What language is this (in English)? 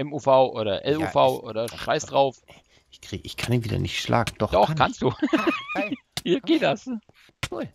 German